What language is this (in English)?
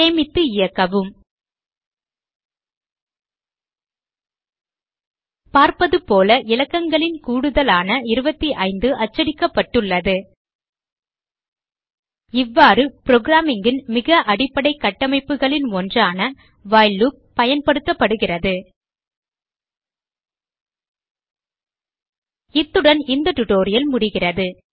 Tamil